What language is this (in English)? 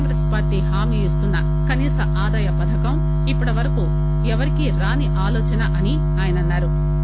Telugu